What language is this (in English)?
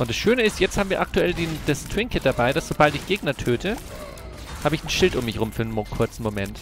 German